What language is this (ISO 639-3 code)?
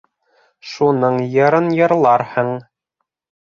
bak